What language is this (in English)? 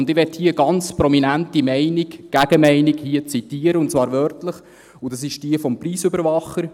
Swiss German